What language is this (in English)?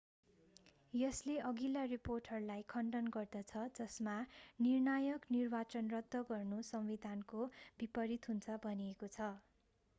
Nepali